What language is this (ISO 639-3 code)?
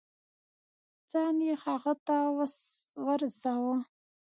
pus